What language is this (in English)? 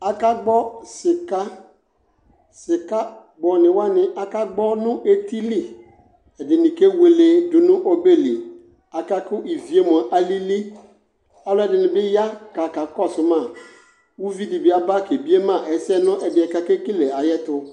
Ikposo